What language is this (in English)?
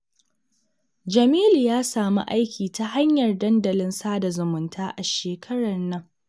Hausa